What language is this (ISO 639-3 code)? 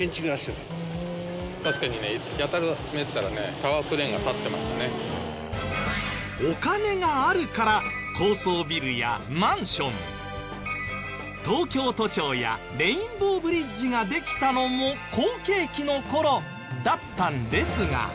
jpn